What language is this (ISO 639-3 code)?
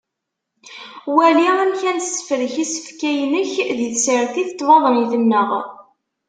kab